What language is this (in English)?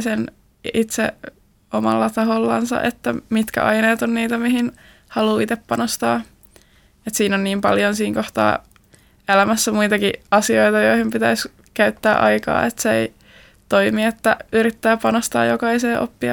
Finnish